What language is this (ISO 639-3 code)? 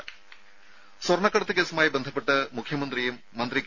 mal